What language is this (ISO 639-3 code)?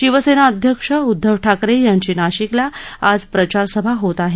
mar